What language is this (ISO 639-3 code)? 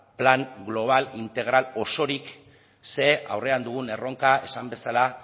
eus